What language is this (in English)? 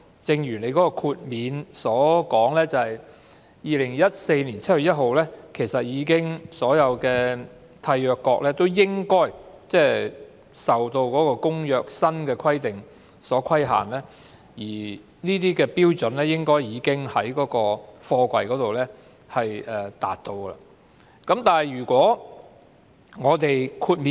Cantonese